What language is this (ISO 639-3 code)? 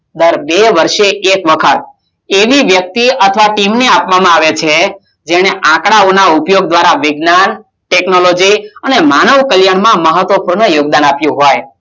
guj